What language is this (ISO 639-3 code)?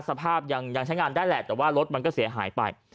tha